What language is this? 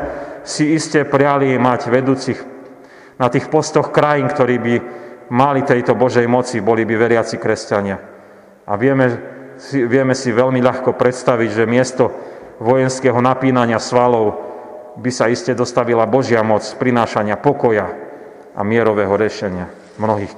Slovak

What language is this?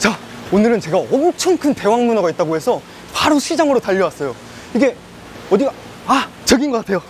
Korean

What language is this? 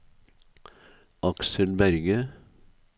Norwegian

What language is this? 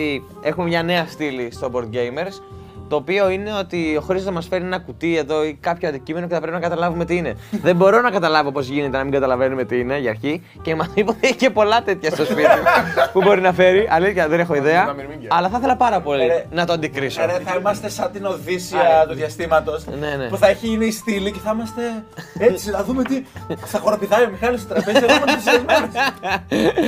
Greek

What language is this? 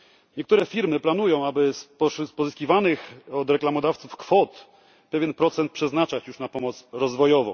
Polish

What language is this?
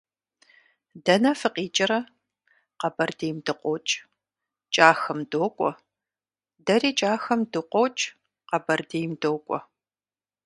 Kabardian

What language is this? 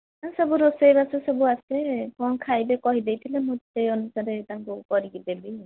Odia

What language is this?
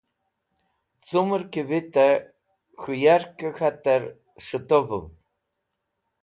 Wakhi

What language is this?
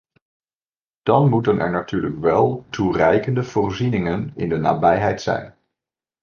Dutch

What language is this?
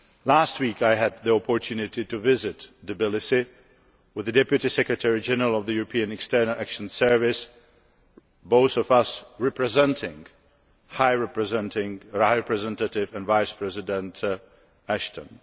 English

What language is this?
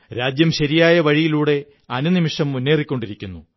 Malayalam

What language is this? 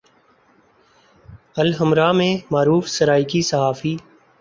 Urdu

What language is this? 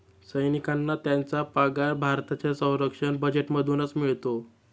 Marathi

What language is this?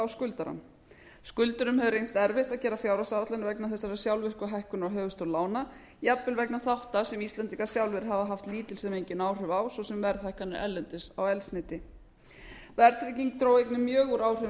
Icelandic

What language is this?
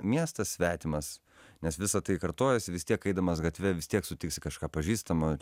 Lithuanian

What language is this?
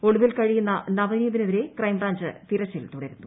Malayalam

